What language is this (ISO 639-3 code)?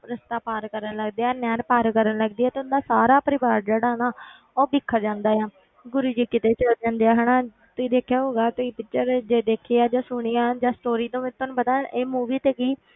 pan